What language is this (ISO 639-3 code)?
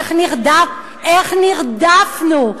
heb